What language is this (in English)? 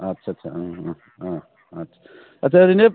Bodo